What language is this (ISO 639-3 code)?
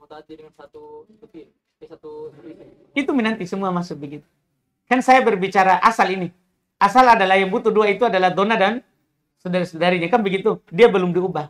ind